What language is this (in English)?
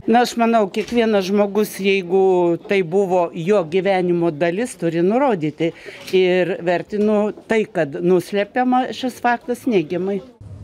Lithuanian